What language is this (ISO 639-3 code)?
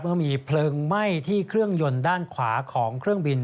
tha